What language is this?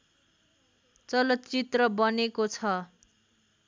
Nepali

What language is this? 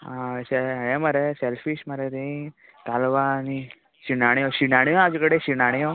Konkani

